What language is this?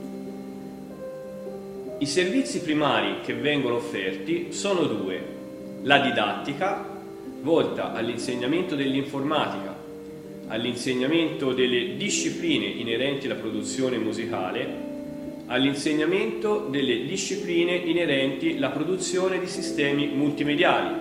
Italian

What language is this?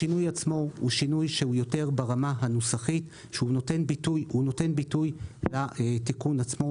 Hebrew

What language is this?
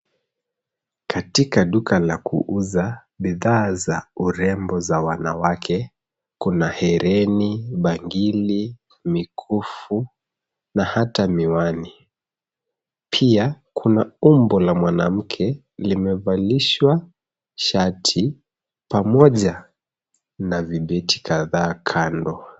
Swahili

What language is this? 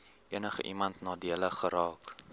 Afrikaans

